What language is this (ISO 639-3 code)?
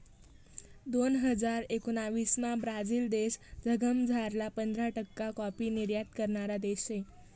mar